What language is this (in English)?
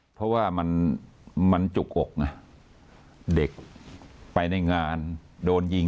Thai